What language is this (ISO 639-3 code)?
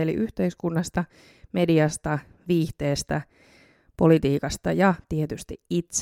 fin